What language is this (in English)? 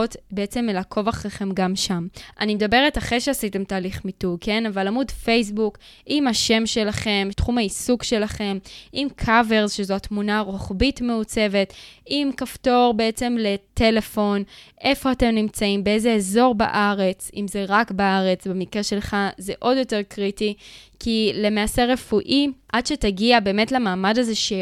Hebrew